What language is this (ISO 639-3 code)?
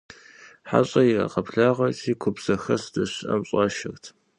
kbd